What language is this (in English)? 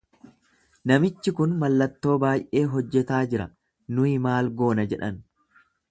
Oromo